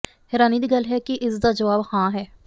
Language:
Punjabi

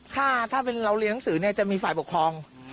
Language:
Thai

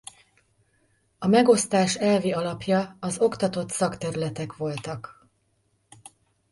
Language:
Hungarian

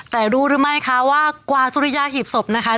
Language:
Thai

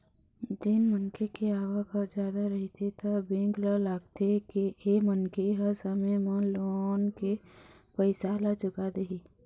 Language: Chhattisgarhi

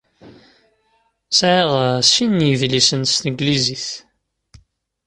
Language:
Kabyle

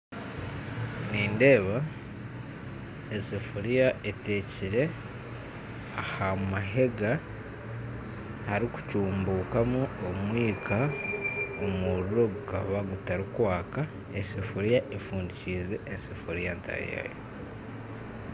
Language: Nyankole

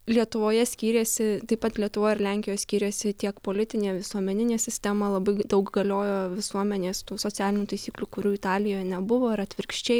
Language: Lithuanian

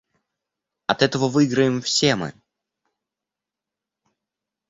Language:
Russian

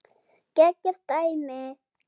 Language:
Icelandic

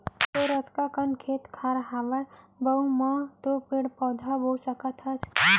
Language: Chhattisgarhi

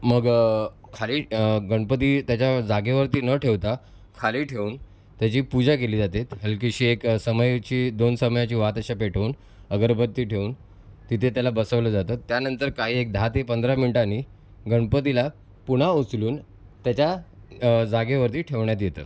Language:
Marathi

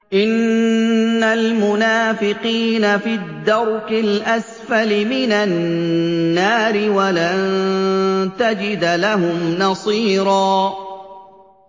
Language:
Arabic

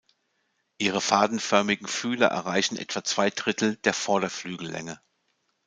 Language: German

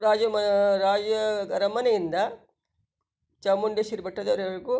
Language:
Kannada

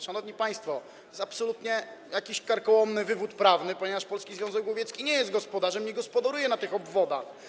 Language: Polish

